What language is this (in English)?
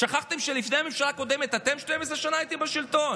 Hebrew